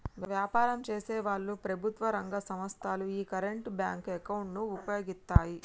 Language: Telugu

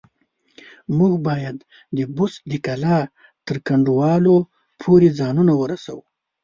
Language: Pashto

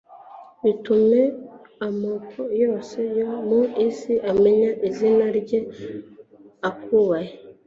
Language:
Kinyarwanda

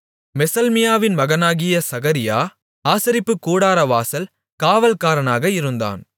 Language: Tamil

